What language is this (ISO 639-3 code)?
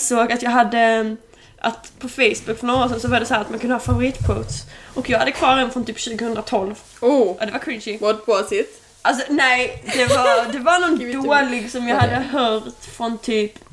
swe